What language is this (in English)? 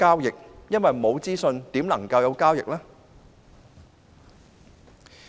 Cantonese